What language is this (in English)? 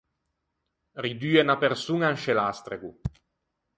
Ligurian